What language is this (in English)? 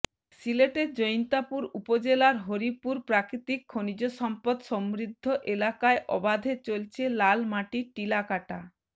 Bangla